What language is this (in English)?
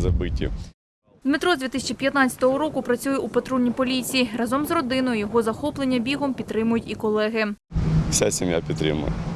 Ukrainian